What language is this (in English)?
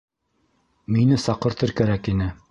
Bashkir